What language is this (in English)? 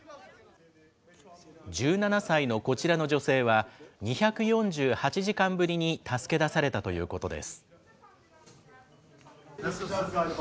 Japanese